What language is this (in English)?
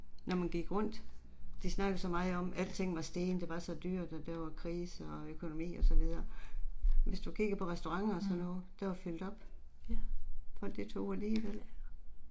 Danish